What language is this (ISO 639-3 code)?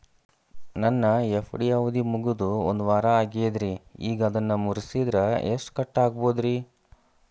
kan